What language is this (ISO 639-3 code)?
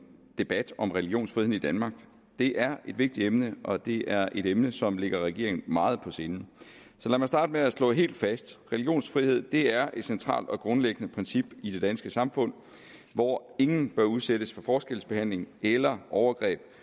dan